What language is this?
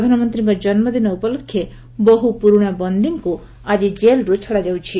Odia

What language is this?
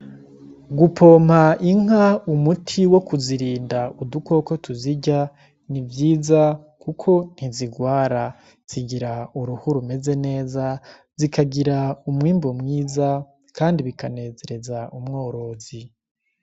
Rundi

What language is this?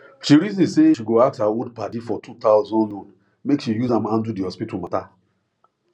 Nigerian Pidgin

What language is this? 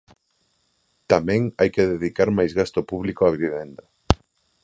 Galician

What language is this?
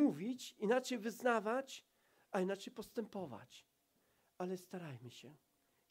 Polish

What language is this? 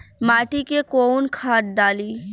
Bhojpuri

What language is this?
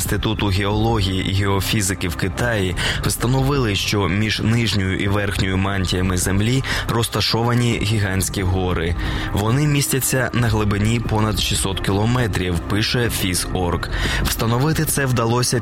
Ukrainian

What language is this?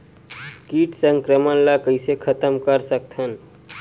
Chhattisgarhi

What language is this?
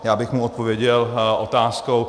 Czech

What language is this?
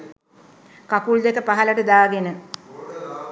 Sinhala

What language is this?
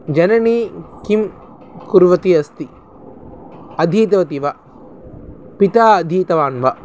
Sanskrit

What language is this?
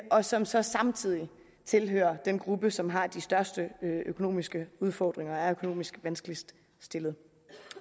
Danish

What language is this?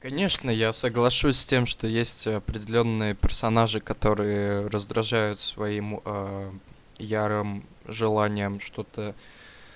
Russian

